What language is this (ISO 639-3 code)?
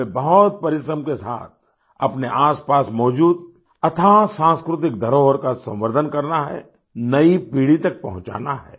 hin